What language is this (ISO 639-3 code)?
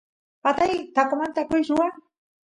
qus